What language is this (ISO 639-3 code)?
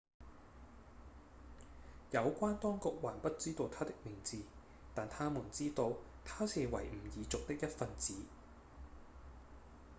yue